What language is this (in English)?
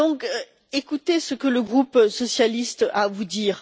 French